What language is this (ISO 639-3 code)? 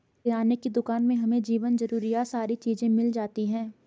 hin